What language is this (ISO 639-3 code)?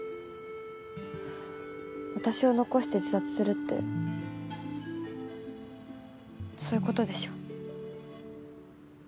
jpn